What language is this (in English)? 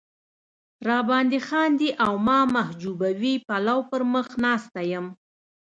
Pashto